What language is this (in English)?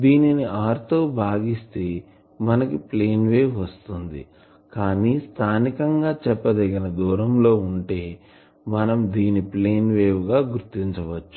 Telugu